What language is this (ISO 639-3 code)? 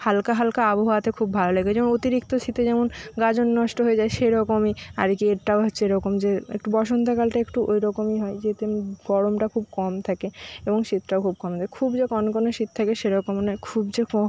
ben